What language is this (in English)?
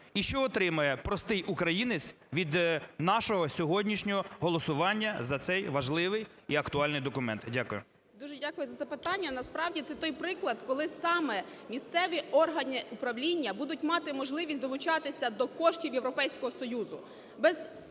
Ukrainian